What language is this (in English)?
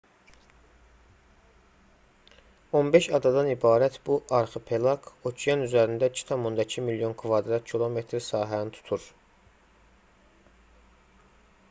Azerbaijani